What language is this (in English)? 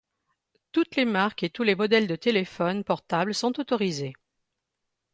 French